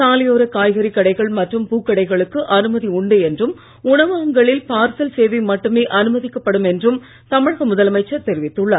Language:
Tamil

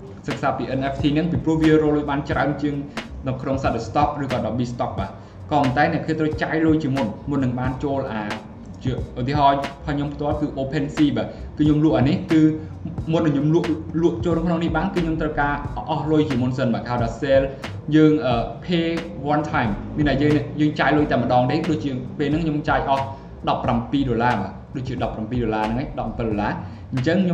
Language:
Thai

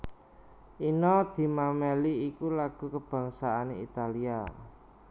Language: Javanese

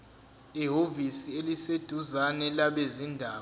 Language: Zulu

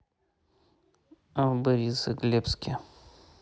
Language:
Russian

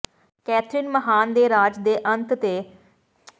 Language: Punjabi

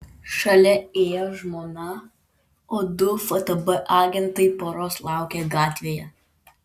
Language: Lithuanian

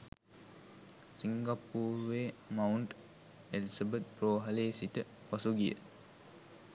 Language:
Sinhala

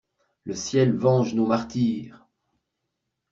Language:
French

